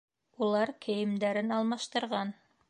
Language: Bashkir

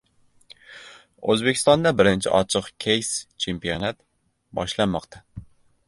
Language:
Uzbek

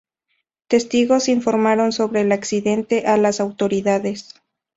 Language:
Spanish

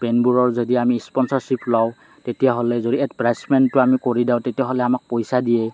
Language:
Assamese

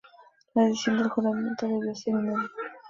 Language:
Spanish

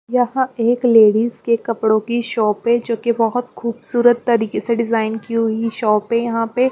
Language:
Hindi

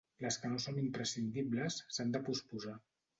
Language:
Catalan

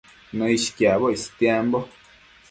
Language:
Matsés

